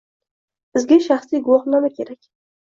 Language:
Uzbek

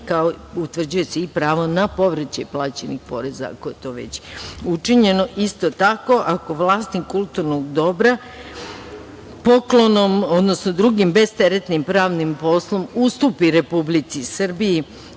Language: Serbian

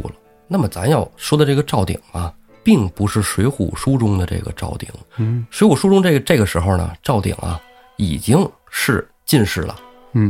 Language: Chinese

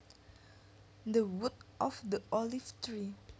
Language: Javanese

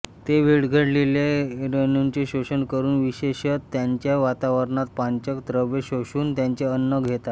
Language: Marathi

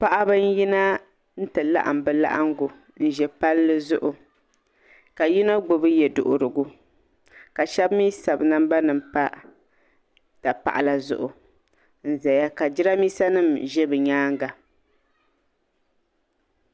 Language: Dagbani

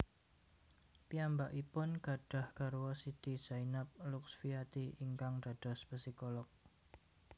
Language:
Javanese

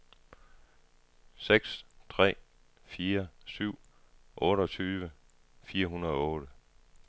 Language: Danish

